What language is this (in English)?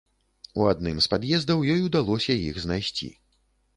Belarusian